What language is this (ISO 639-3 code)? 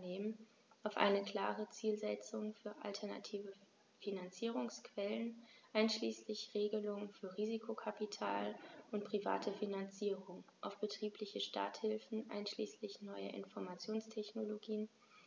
deu